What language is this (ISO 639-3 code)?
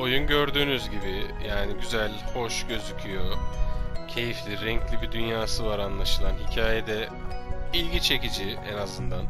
tur